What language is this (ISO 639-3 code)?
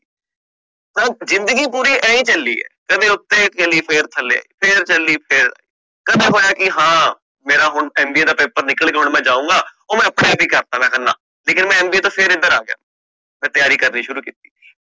pan